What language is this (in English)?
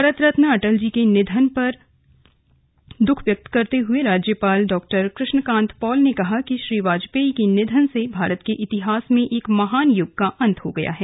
Hindi